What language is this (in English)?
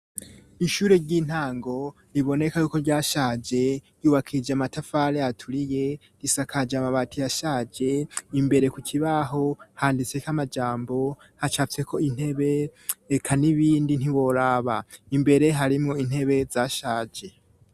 Rundi